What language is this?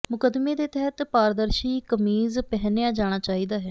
Punjabi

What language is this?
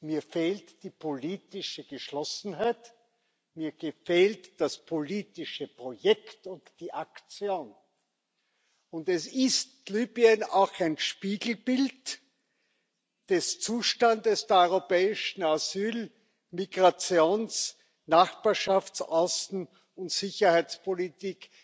German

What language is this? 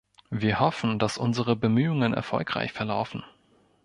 German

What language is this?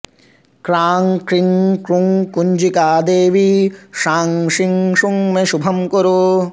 Sanskrit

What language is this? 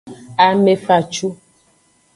Aja (Benin)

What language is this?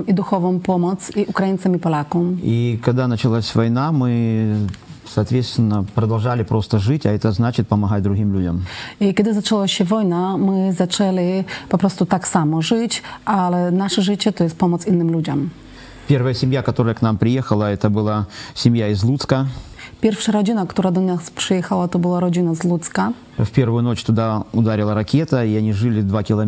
Polish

